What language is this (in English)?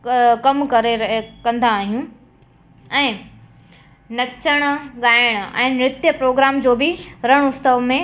Sindhi